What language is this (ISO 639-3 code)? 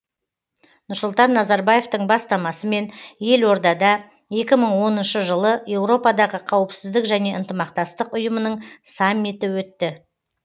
kaz